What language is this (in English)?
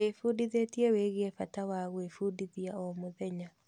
Kikuyu